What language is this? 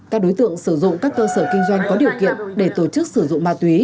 Vietnamese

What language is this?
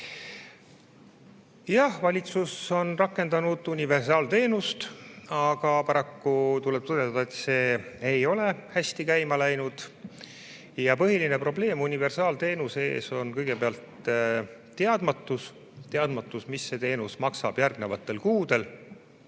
Estonian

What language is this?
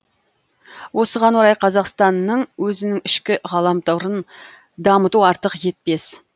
Kazakh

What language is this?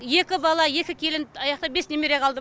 Kazakh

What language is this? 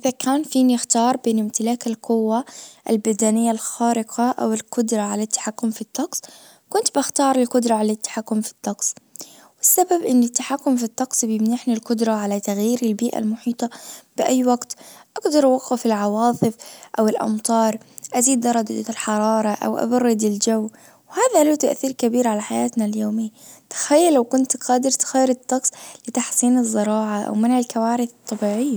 Najdi Arabic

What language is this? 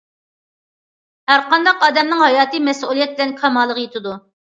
Uyghur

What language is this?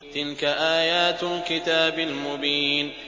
Arabic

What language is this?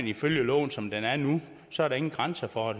Danish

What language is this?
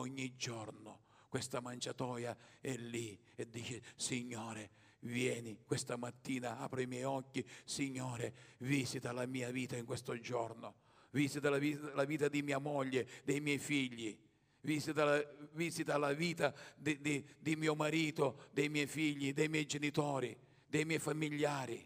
Italian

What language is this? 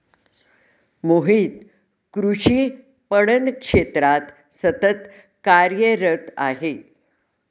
Marathi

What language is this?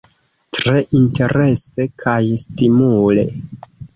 Esperanto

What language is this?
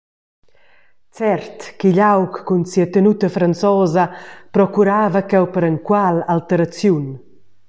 Romansh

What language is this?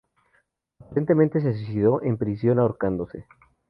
Spanish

